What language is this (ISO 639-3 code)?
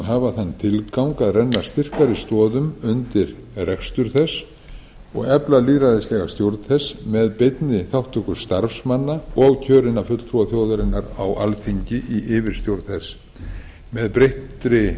isl